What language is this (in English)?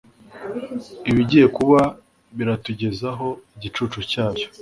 Kinyarwanda